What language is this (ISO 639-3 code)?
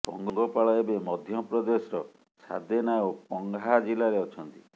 ori